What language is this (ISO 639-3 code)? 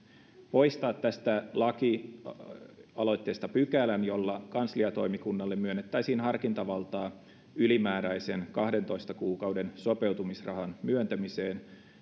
fin